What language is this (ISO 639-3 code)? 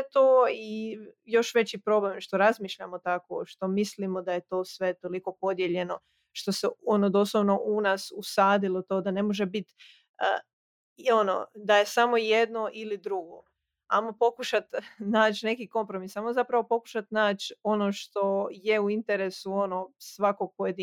hrv